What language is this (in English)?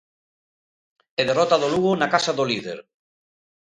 Galician